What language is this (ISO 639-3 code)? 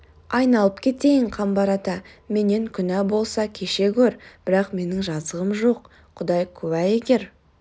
kaz